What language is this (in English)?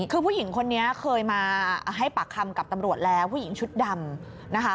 Thai